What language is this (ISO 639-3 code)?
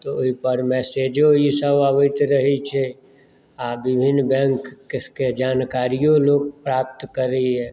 mai